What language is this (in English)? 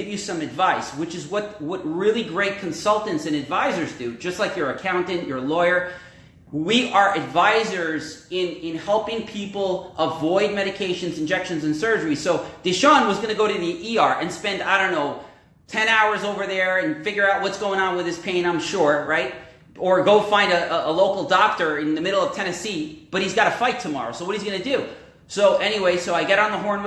English